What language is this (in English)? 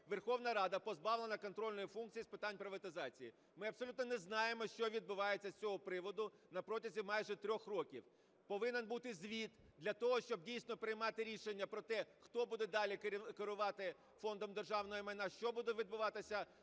Ukrainian